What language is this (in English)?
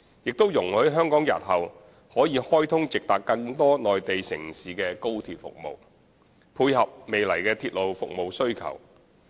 Cantonese